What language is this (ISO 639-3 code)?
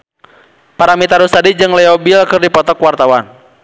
sun